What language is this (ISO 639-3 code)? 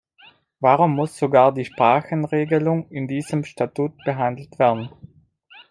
deu